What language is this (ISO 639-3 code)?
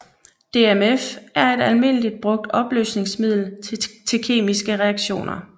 dan